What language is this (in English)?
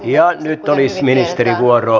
Finnish